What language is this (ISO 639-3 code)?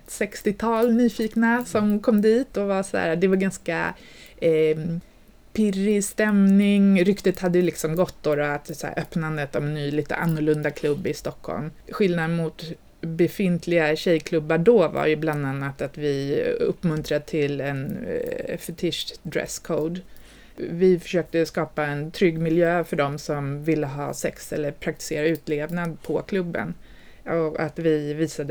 swe